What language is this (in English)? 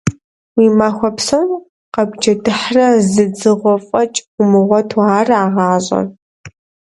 Kabardian